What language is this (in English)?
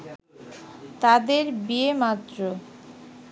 Bangla